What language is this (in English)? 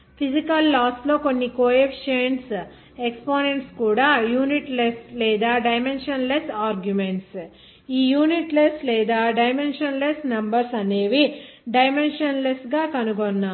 Telugu